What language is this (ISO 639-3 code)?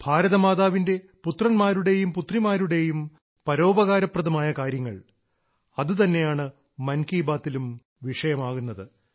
mal